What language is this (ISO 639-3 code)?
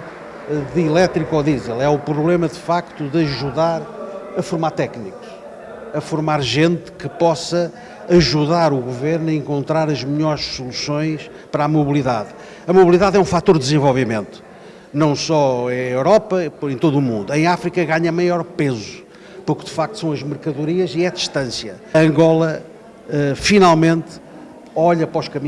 por